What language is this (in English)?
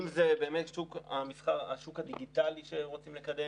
Hebrew